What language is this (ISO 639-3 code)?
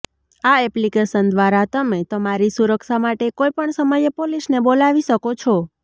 guj